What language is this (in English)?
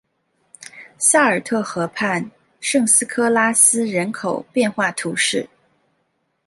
Chinese